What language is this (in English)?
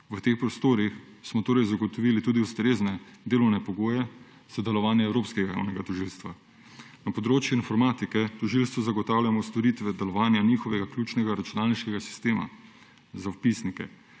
Slovenian